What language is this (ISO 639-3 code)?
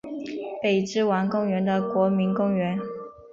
zho